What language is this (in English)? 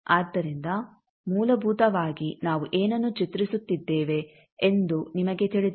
Kannada